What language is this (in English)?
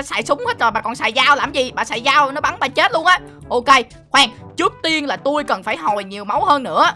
Vietnamese